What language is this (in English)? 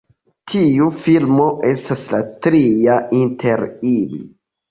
Esperanto